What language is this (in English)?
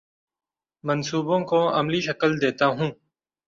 Urdu